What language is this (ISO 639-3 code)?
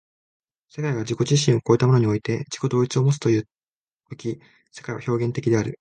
jpn